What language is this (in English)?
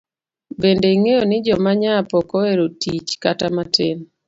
Luo (Kenya and Tanzania)